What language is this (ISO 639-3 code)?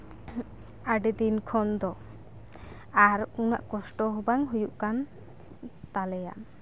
sat